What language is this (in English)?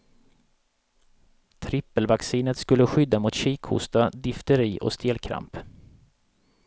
Swedish